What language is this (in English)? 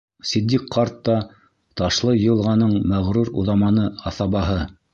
Bashkir